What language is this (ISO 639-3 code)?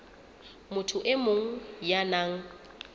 sot